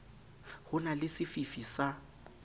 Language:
Southern Sotho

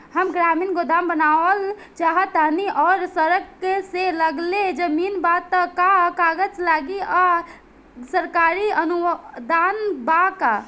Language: Bhojpuri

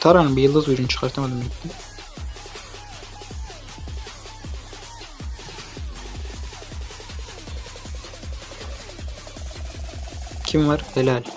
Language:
Turkish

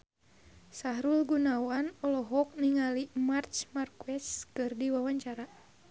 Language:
Sundanese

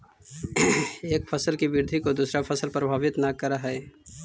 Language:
Magahi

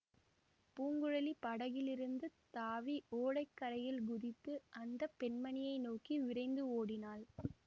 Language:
Tamil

